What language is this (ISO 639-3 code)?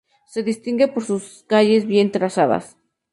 spa